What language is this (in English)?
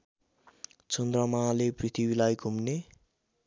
Nepali